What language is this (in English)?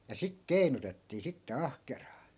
Finnish